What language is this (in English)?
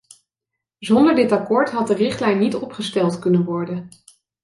Dutch